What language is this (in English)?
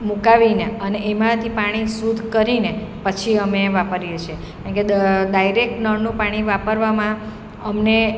Gujarati